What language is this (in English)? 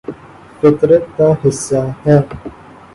Urdu